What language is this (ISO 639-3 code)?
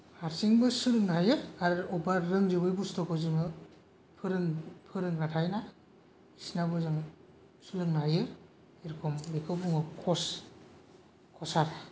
brx